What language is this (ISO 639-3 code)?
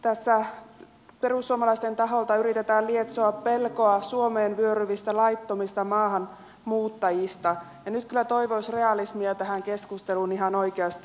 fin